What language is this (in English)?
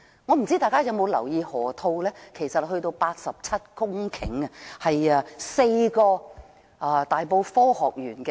Cantonese